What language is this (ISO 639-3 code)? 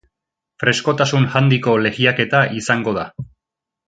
eus